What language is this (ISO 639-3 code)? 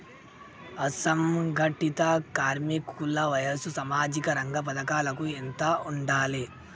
tel